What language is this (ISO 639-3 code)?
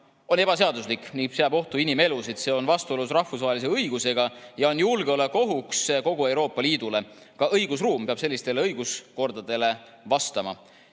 est